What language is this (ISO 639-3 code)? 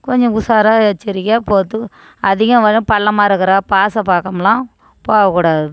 tam